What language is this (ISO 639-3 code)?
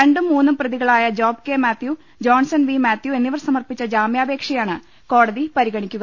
mal